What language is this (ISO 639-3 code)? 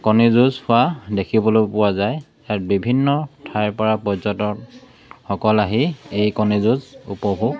asm